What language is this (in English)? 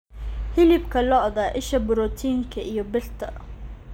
Somali